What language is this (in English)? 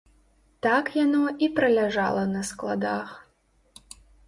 Belarusian